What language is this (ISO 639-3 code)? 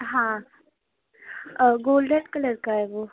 urd